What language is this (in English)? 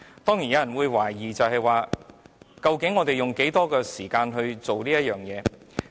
Cantonese